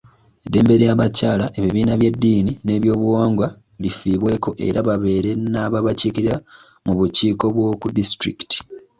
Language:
Ganda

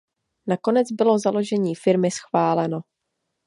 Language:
Czech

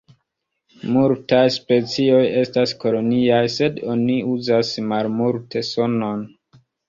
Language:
Esperanto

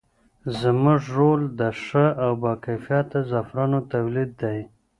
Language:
Pashto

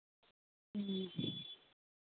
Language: Santali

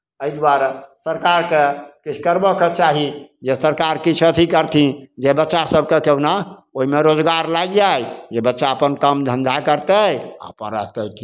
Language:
Maithili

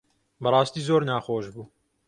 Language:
Central Kurdish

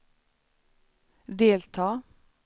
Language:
Swedish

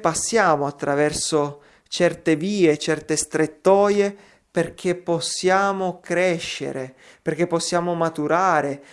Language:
Italian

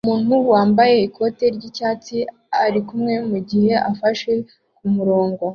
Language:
Kinyarwanda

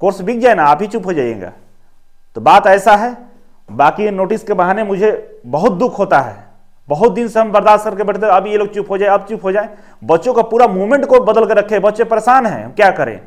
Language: Hindi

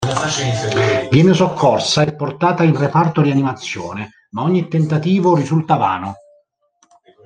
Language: Italian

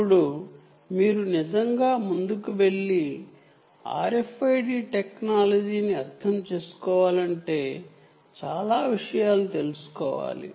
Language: Telugu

